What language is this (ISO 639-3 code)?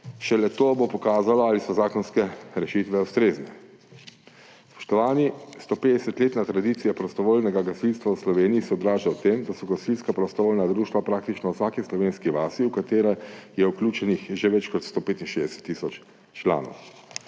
slv